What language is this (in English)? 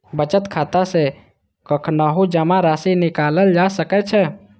Maithili